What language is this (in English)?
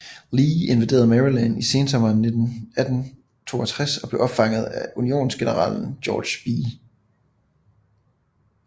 Danish